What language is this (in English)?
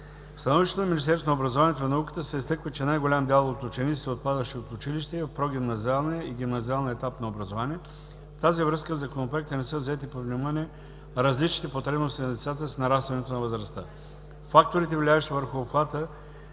Bulgarian